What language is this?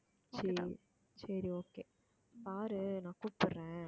Tamil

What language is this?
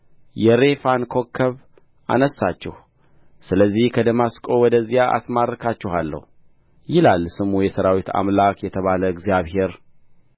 Amharic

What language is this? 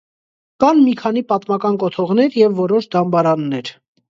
Armenian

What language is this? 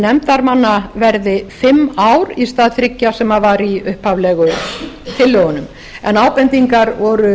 Icelandic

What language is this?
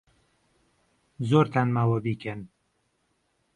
Central Kurdish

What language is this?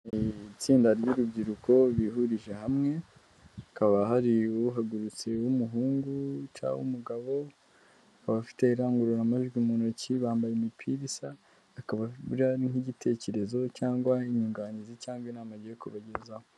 Kinyarwanda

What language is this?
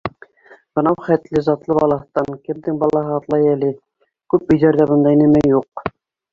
Bashkir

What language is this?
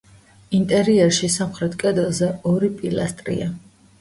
Georgian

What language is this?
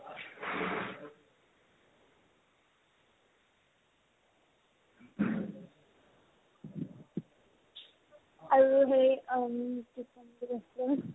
Assamese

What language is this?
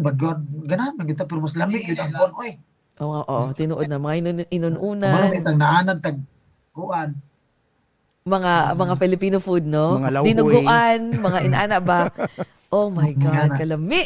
Filipino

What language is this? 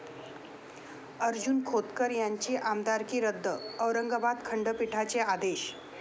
Marathi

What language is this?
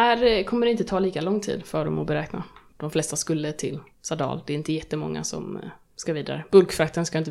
Swedish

